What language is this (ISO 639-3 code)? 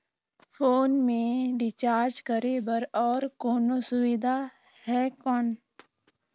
hne